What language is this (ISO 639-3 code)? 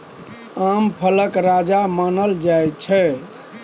mai